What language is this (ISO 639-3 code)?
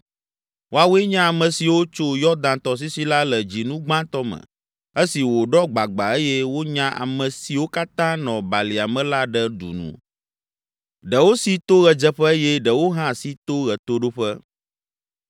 ewe